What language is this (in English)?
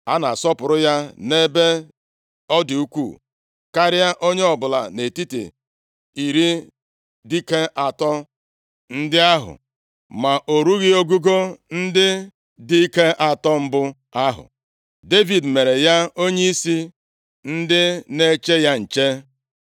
Igbo